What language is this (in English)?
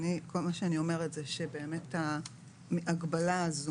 Hebrew